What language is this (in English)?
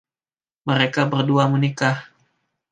Indonesian